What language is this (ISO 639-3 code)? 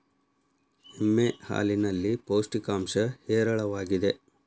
kan